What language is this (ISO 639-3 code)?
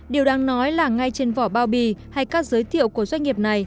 vie